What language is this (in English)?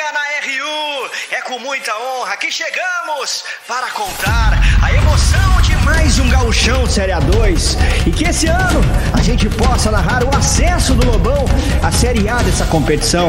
Portuguese